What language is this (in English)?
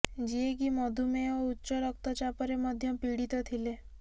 Odia